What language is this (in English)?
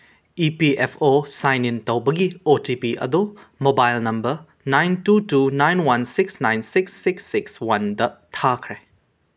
Manipuri